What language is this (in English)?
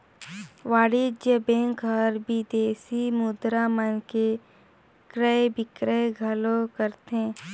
Chhattisgarhi